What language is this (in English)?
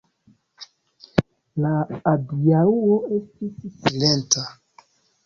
Esperanto